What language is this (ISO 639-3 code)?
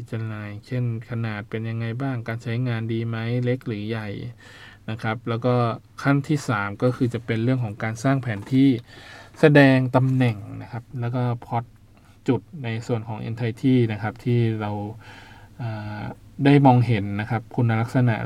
tha